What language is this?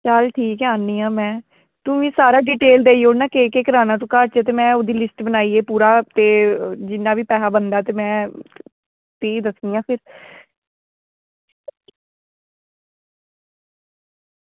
Dogri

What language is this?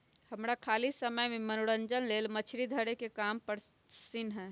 Magahi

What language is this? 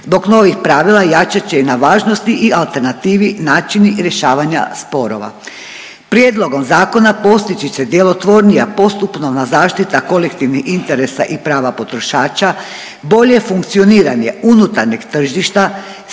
Croatian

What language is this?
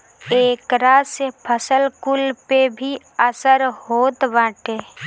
Bhojpuri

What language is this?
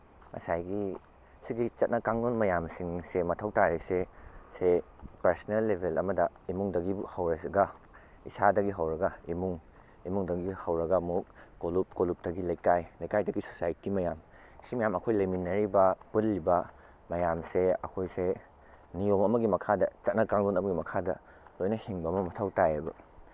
Manipuri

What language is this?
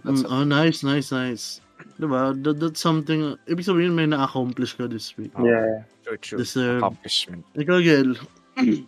Filipino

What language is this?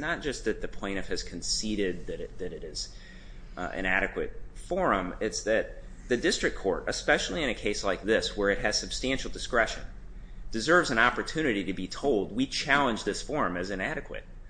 English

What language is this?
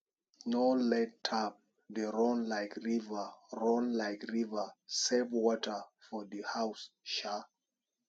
Nigerian Pidgin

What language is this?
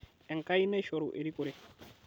Masai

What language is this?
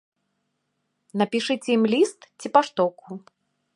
Belarusian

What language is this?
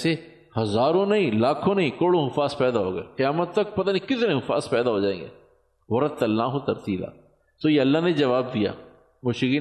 Urdu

